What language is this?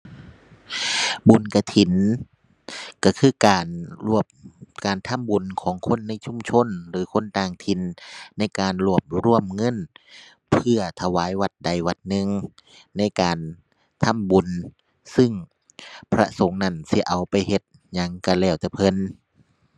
Thai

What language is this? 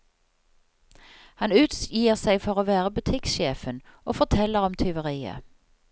Norwegian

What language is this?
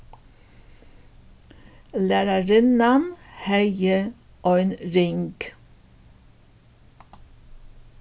Faroese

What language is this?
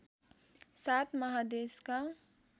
Nepali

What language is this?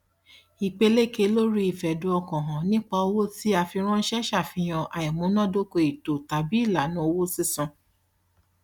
Yoruba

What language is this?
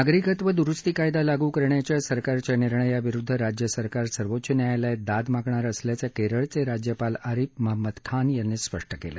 Marathi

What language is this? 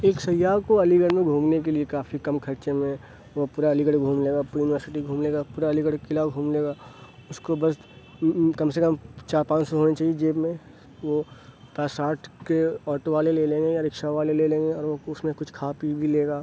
Urdu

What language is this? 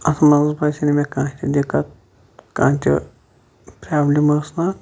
Kashmiri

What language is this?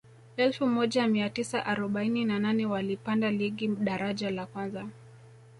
Swahili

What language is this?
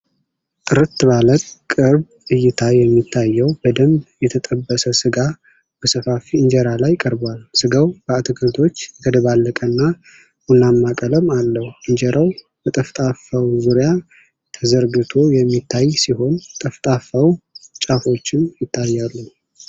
Amharic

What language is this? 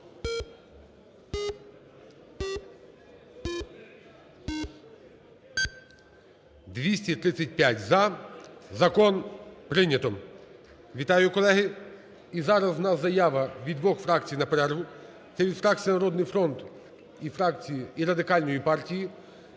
Ukrainian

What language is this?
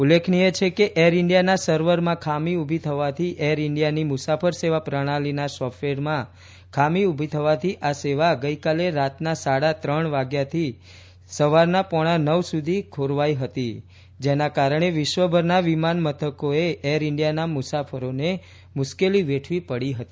Gujarati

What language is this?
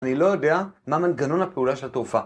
Hebrew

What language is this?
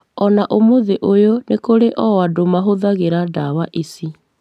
Kikuyu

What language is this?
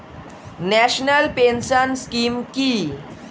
Bangla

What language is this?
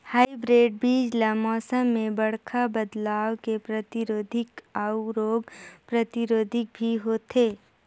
Chhattisgarhi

